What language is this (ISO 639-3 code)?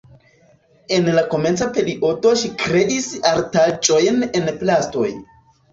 epo